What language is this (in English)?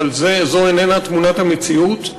Hebrew